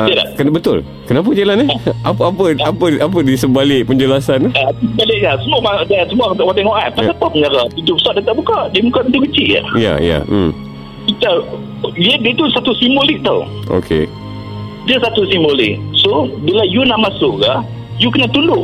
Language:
Malay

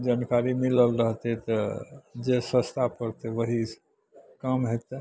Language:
Maithili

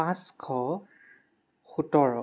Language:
Assamese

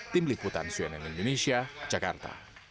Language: Indonesian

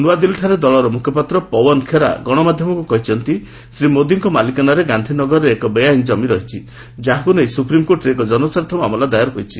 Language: Odia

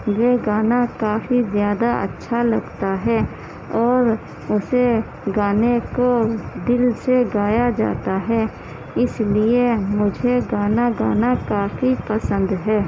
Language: Urdu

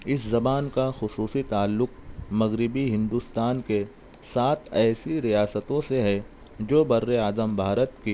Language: Urdu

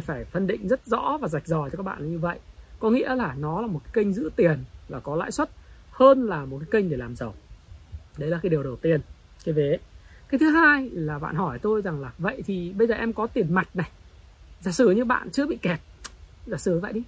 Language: Vietnamese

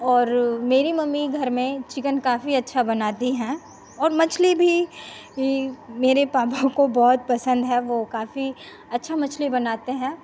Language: Hindi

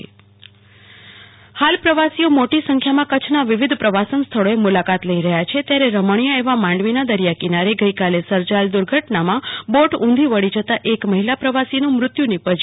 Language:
Gujarati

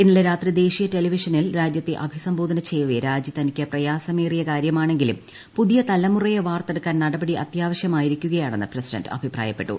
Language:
Malayalam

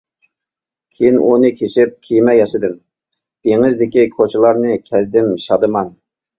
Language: Uyghur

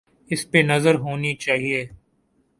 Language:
Urdu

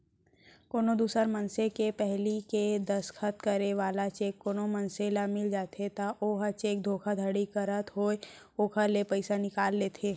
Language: Chhattisgarhi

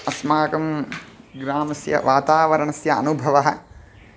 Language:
Sanskrit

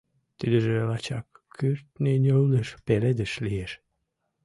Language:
Mari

